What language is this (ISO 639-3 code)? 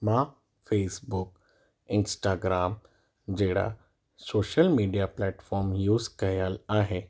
snd